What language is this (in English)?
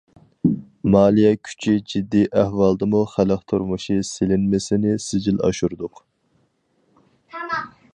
Uyghur